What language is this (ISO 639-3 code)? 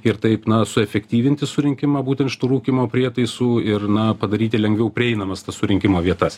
lit